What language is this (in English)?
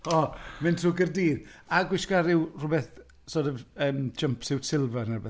Welsh